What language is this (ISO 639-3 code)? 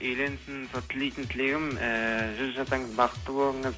kaz